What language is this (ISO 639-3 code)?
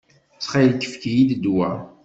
kab